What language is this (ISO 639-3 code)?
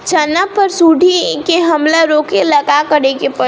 bho